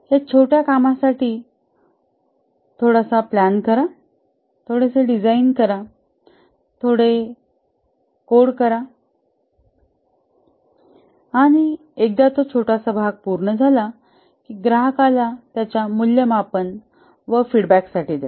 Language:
Marathi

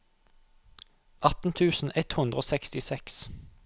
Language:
Norwegian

